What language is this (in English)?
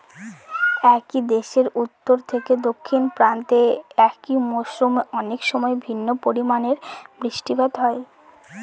Bangla